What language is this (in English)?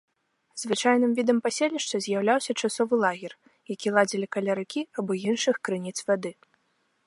Belarusian